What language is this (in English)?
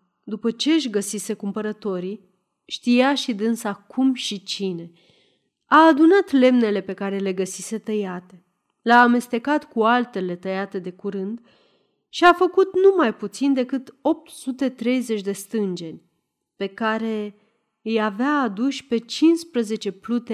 Romanian